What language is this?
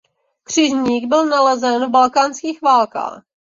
Czech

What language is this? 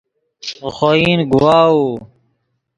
Yidgha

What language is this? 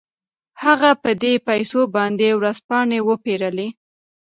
Pashto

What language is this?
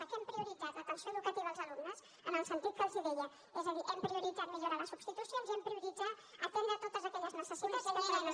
Catalan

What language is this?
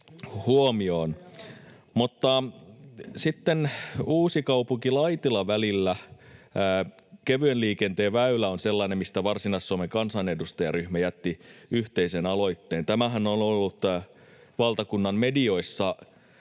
Finnish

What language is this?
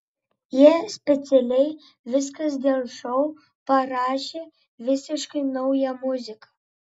Lithuanian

